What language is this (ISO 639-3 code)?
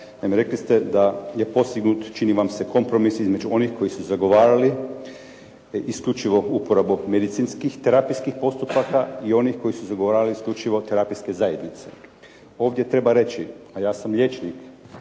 hrv